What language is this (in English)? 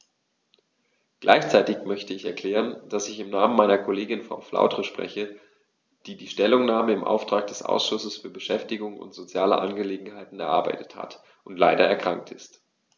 German